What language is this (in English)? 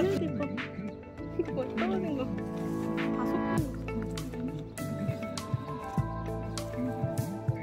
Korean